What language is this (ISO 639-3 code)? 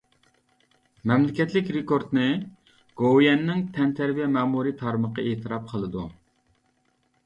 uig